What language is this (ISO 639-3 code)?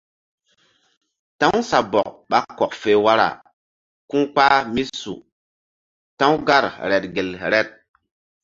mdd